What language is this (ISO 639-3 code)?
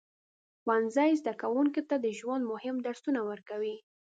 pus